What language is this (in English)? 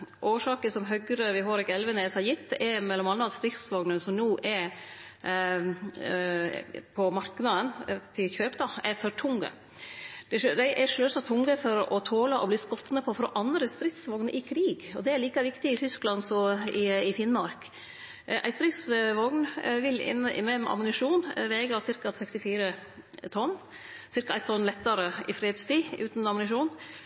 Norwegian Nynorsk